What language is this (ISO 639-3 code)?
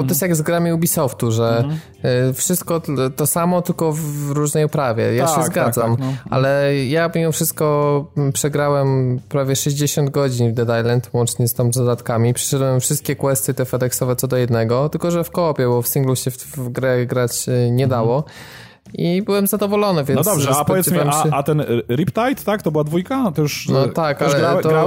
pol